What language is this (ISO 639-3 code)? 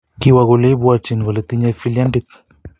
kln